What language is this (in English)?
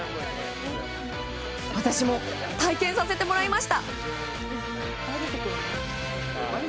Japanese